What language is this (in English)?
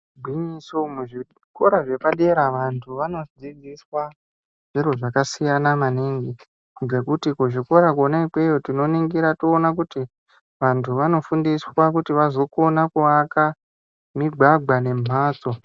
Ndau